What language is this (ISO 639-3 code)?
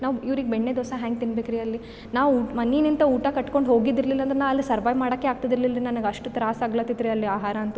kan